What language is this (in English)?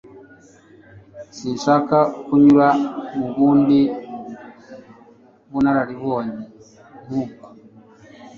Kinyarwanda